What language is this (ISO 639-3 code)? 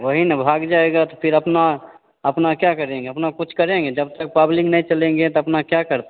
hin